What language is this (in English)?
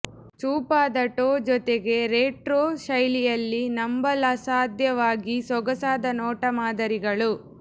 Kannada